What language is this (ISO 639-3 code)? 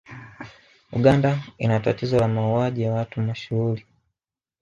swa